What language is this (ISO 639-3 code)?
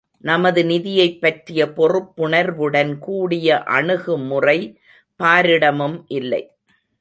tam